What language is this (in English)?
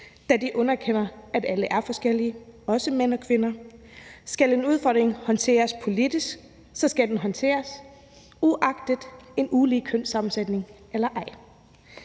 Danish